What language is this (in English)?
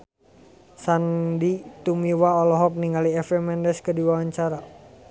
Sundanese